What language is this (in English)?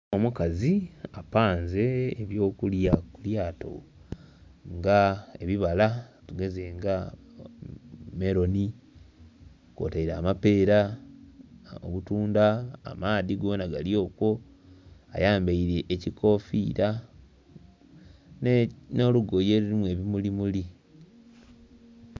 Soga